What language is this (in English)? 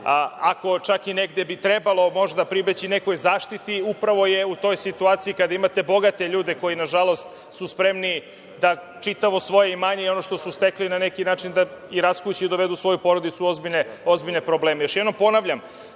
Serbian